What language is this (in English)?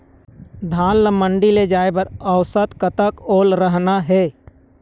Chhattisgarhi